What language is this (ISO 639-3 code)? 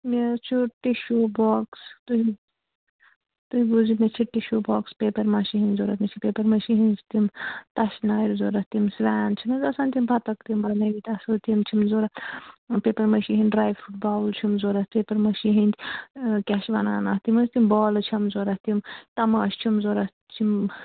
kas